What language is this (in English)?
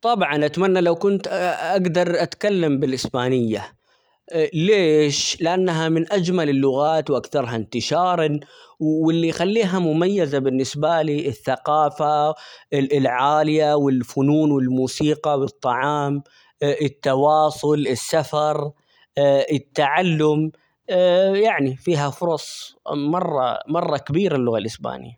Omani Arabic